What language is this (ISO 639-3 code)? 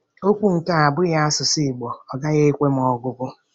ibo